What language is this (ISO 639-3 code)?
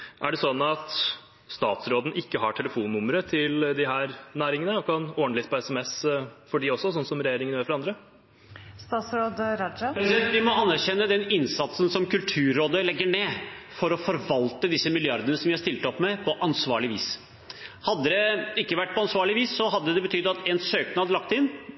nob